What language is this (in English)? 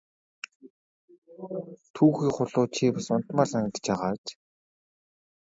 Mongolian